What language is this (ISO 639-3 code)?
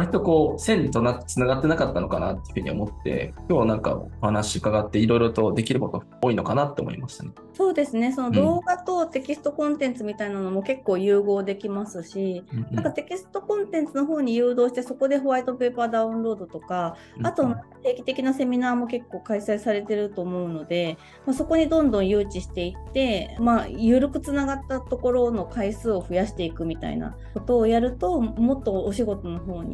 jpn